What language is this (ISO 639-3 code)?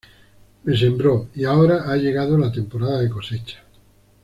spa